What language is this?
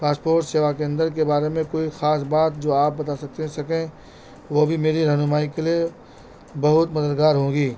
Urdu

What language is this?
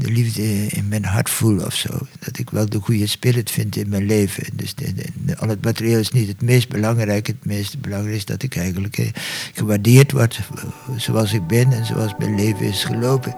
Dutch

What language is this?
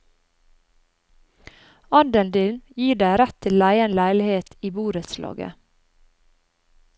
Norwegian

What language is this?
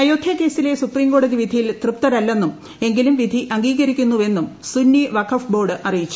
Malayalam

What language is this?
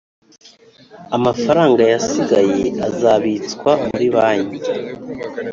Kinyarwanda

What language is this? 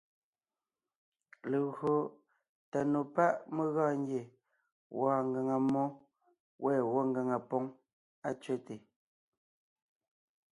Ngiemboon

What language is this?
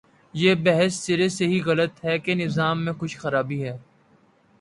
Urdu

